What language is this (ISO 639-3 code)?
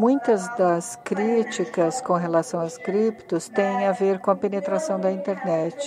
por